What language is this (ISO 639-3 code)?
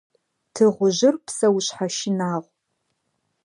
ady